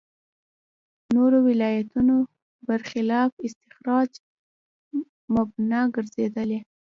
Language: Pashto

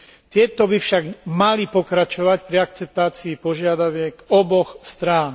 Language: Slovak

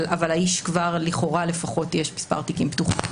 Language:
Hebrew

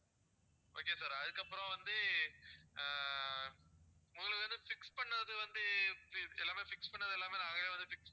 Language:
Tamil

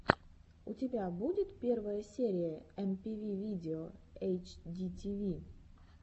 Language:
Russian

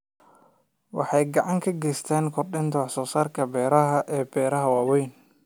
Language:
Somali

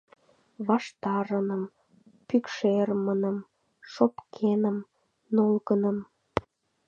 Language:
Mari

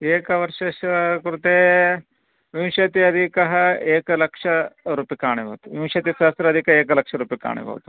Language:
Sanskrit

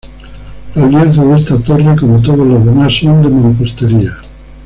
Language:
Spanish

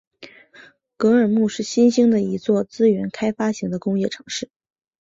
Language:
Chinese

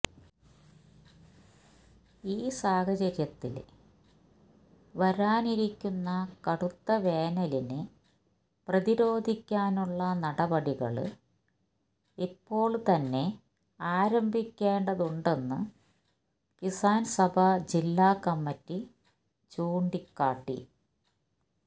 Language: Malayalam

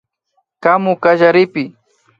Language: Imbabura Highland Quichua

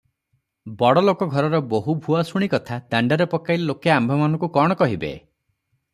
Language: Odia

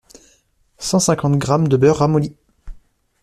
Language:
French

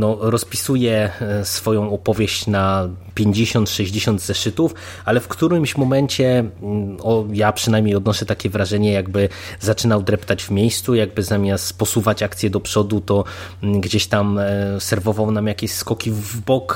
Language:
Polish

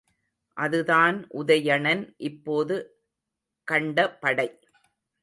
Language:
Tamil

